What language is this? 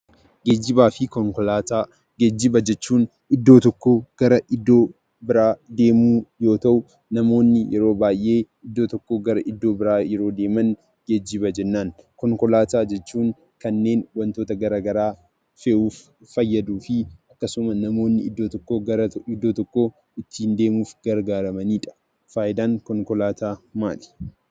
Oromo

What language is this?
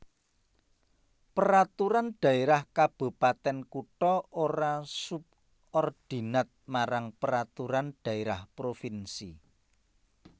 Javanese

